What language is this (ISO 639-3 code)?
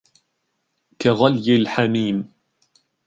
ara